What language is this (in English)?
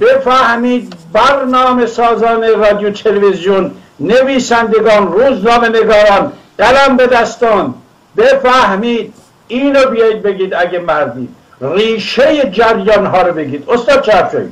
Persian